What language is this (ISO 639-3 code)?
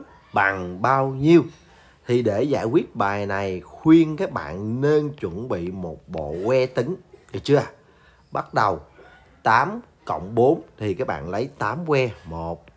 vie